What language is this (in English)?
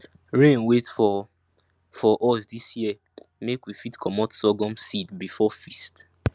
Nigerian Pidgin